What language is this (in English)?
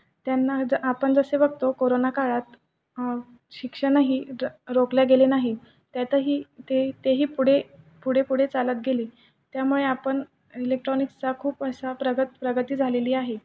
Marathi